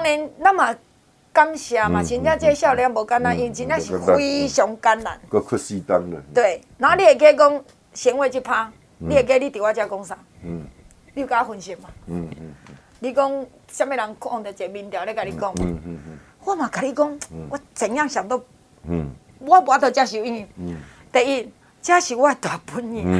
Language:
Chinese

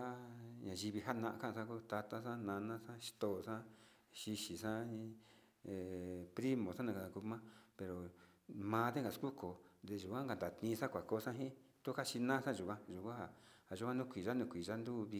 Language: Sinicahua Mixtec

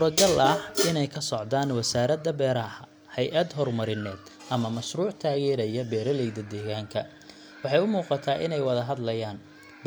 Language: Somali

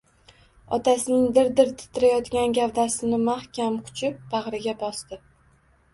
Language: Uzbek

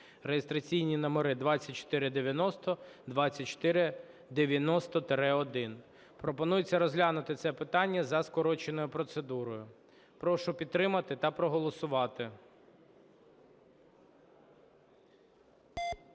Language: Ukrainian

